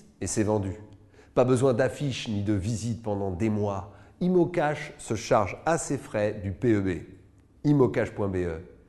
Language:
French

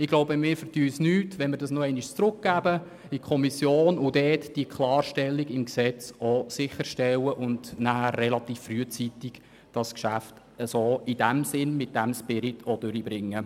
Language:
Swiss German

